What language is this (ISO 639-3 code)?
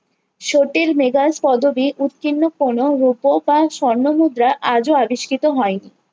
ben